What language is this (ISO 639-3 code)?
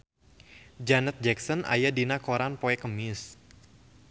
sun